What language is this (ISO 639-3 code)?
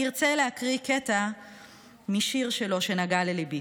heb